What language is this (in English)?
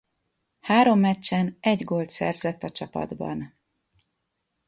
Hungarian